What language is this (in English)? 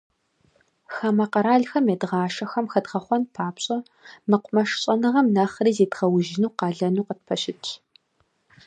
Kabardian